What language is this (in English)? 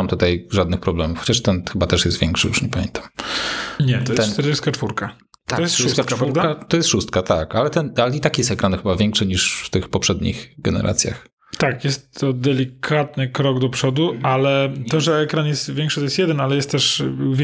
Polish